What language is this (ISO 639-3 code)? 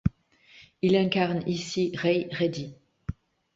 fra